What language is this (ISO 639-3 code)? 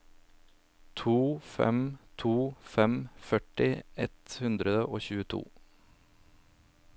nor